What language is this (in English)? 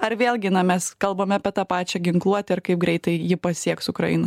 Lithuanian